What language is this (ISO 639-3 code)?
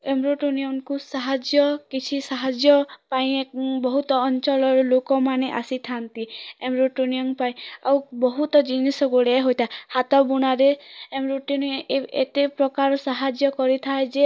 ori